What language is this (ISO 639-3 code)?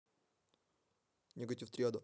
rus